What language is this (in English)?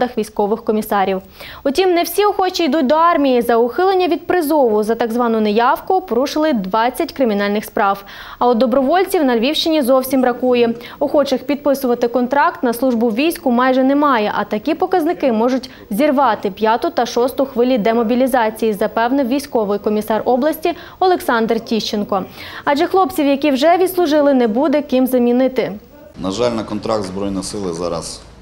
Ukrainian